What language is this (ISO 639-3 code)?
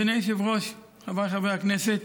heb